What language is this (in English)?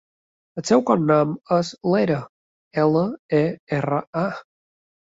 Catalan